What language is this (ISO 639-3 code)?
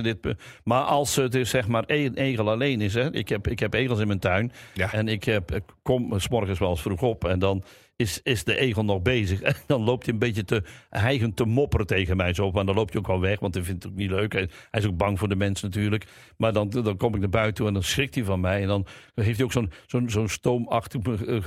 nld